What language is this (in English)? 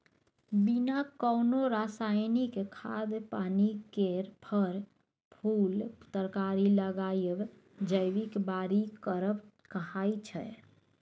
Maithili